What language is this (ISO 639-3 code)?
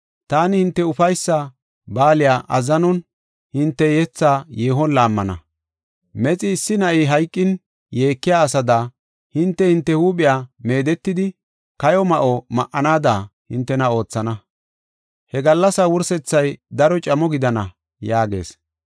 gof